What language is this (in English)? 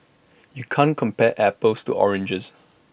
English